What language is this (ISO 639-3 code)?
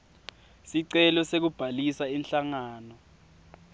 ssw